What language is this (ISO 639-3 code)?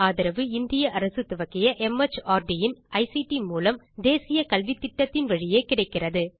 tam